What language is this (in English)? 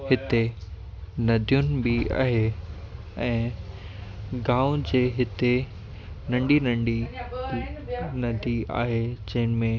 Sindhi